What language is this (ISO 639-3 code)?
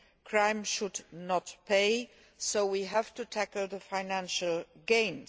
eng